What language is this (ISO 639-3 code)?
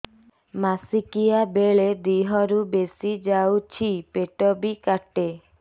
ori